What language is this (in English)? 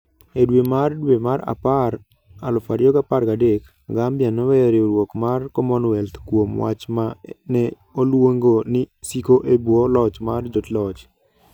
Luo (Kenya and Tanzania)